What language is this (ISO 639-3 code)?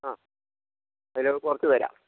mal